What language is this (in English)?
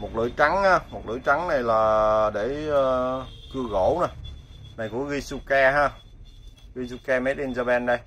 Vietnamese